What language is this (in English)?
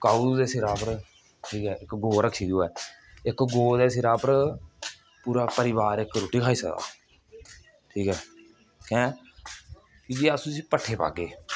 Dogri